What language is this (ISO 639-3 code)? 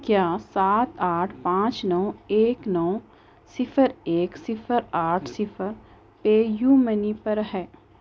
urd